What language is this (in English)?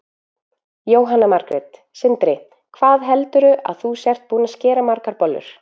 Icelandic